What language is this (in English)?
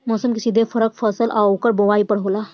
Bhojpuri